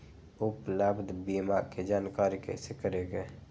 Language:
Magahi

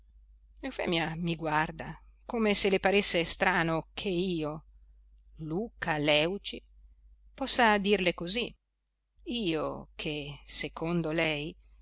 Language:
Italian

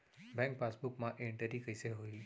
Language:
Chhattisgarhi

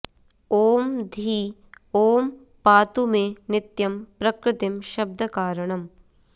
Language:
Sanskrit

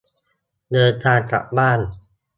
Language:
Thai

